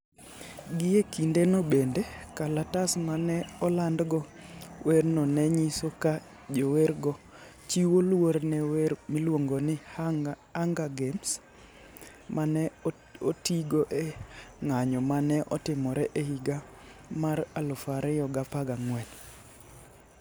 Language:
Luo (Kenya and Tanzania)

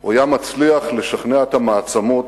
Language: Hebrew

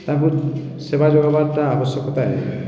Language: Odia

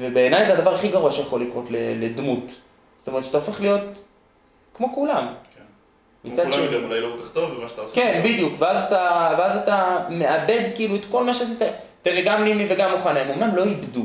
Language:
Hebrew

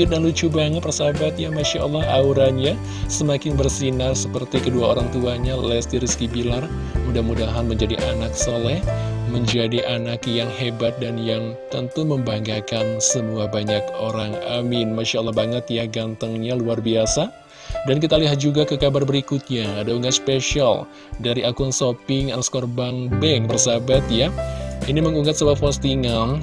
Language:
Indonesian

